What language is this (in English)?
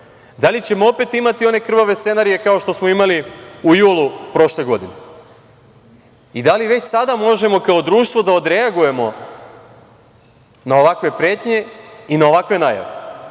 Serbian